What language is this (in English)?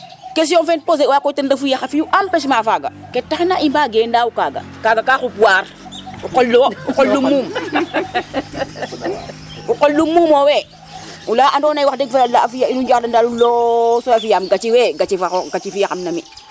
Serer